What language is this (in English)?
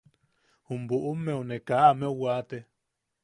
Yaqui